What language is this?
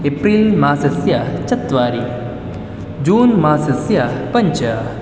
Sanskrit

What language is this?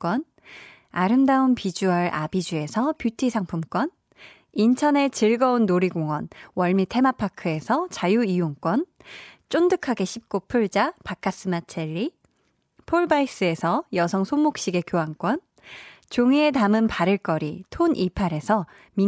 Korean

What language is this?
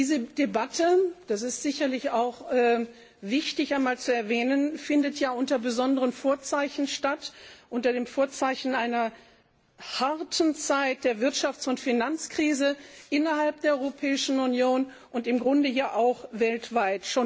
German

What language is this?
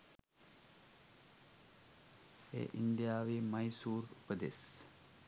Sinhala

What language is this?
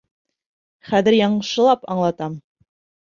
Bashkir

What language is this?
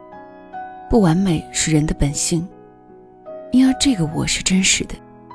Chinese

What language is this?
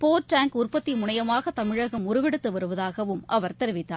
Tamil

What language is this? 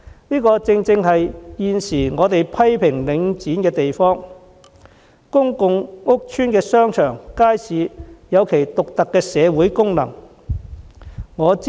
Cantonese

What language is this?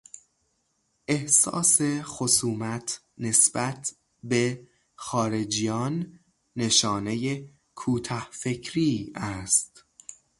Persian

